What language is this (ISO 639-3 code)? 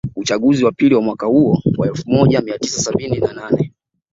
swa